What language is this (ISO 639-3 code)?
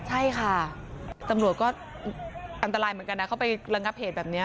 tha